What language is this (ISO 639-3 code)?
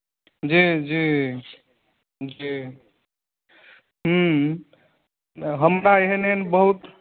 mai